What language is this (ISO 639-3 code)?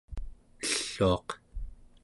esu